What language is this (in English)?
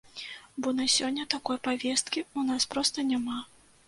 Belarusian